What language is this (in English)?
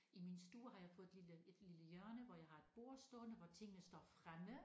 Danish